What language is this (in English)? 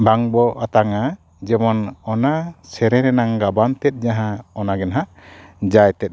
Santali